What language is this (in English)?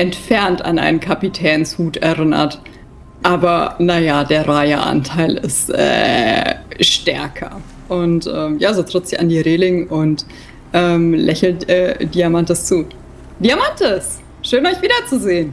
German